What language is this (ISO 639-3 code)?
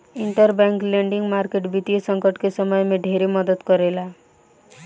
bho